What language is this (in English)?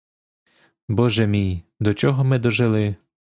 Ukrainian